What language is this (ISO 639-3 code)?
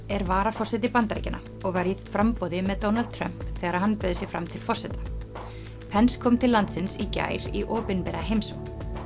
isl